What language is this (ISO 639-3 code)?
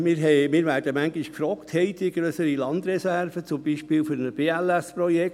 gsw